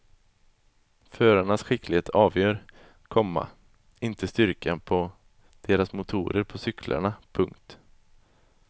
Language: Swedish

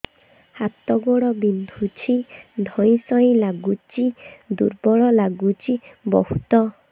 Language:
Odia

